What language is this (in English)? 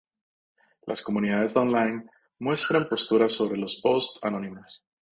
Spanish